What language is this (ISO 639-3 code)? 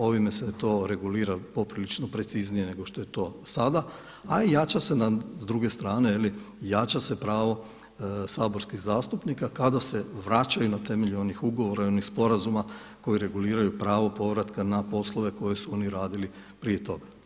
hrv